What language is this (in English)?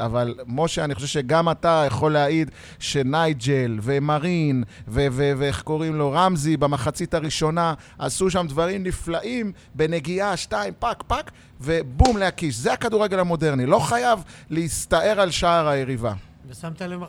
Hebrew